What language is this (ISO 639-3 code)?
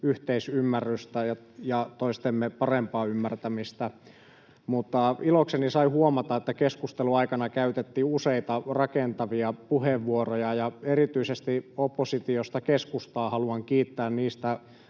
fin